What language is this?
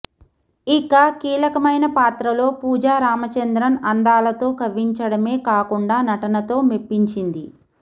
Telugu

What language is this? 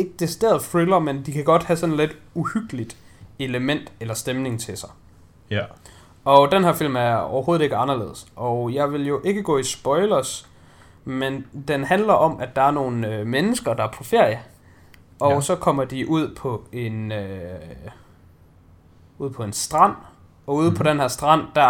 Danish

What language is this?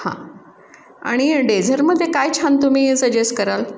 Marathi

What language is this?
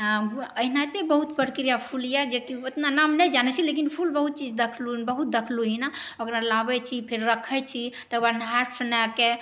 Maithili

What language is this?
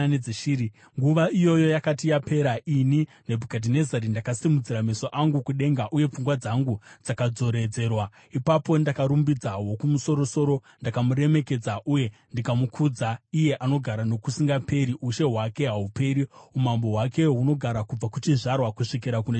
Shona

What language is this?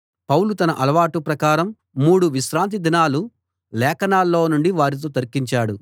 Telugu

